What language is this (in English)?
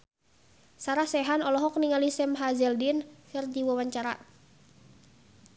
Sundanese